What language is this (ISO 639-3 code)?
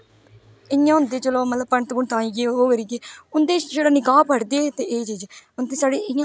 doi